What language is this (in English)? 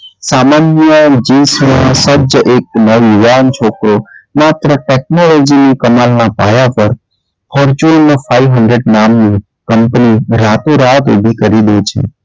Gujarati